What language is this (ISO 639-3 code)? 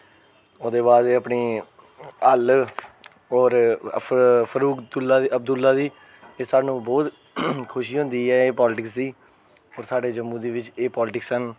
doi